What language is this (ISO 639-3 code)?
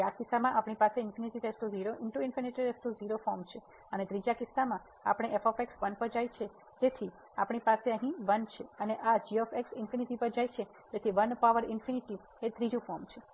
guj